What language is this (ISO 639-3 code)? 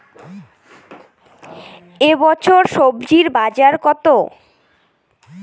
ben